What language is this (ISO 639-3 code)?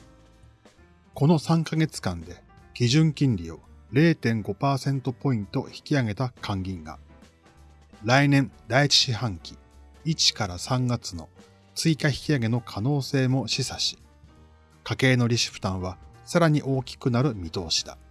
jpn